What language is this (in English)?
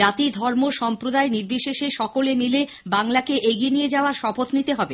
Bangla